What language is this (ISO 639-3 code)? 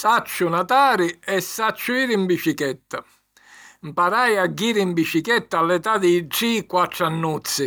scn